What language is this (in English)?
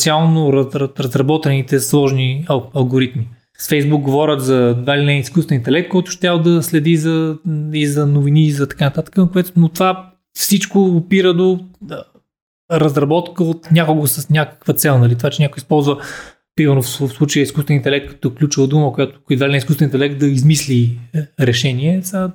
Bulgarian